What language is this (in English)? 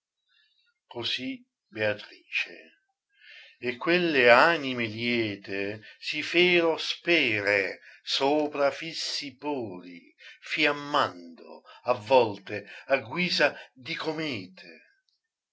Italian